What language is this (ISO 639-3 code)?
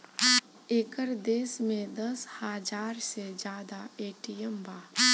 bho